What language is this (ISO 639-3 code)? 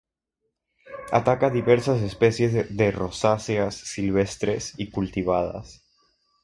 spa